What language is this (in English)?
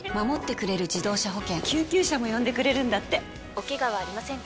Japanese